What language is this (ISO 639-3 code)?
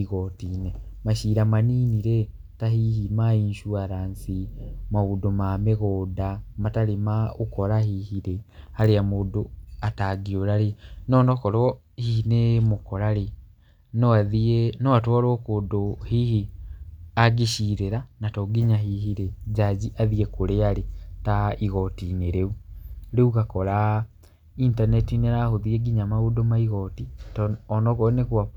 kik